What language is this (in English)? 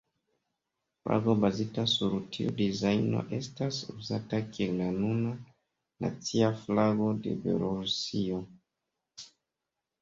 Esperanto